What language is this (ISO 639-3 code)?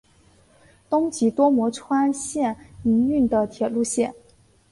zho